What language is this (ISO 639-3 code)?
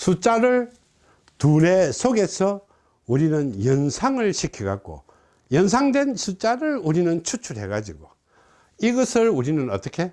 kor